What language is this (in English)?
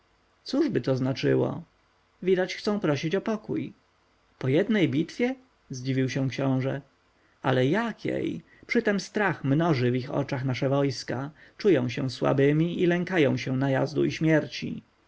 Polish